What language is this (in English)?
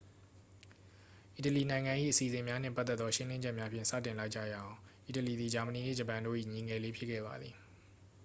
Burmese